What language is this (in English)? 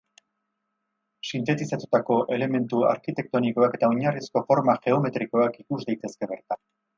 Basque